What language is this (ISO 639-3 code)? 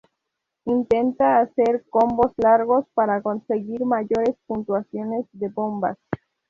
spa